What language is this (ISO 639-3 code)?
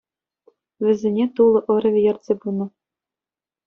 chv